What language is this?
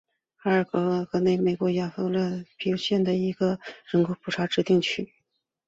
Chinese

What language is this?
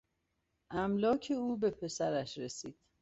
Persian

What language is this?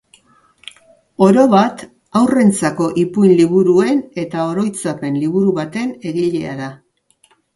Basque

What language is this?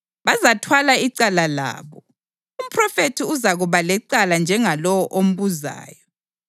North Ndebele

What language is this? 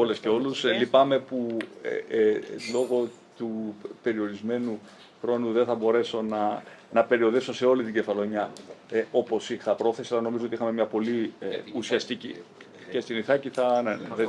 Greek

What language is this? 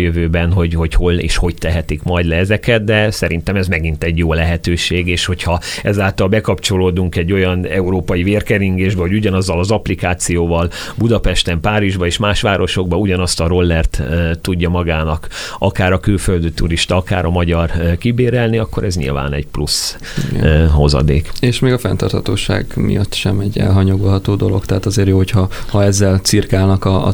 Hungarian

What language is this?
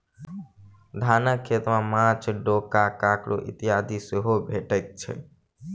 Maithili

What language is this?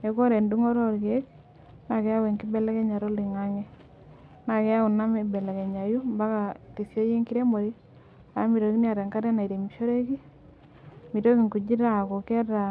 Masai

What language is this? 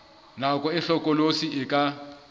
Southern Sotho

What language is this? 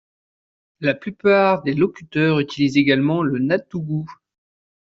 French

